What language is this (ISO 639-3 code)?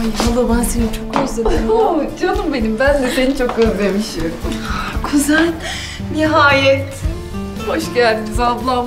tur